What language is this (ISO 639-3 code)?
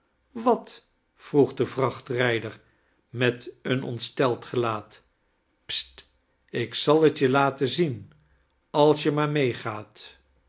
nld